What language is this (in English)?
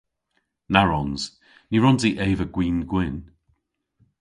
Cornish